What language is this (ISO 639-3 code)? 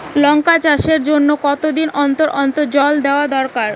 ben